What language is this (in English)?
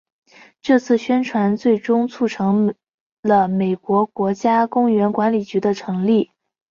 Chinese